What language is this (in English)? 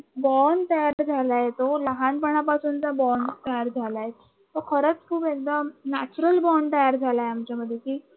Marathi